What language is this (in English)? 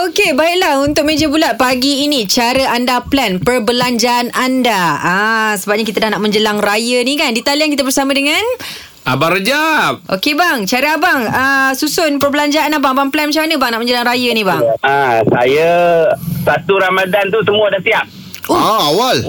Malay